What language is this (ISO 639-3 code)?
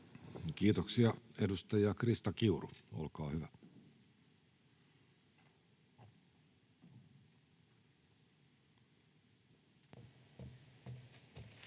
fin